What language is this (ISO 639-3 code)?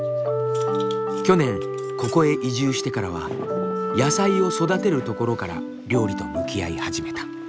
jpn